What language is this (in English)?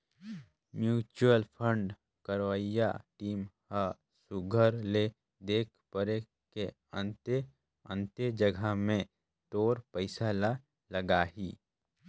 Chhattisgarhi